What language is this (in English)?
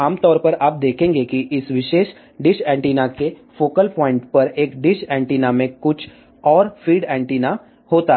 Hindi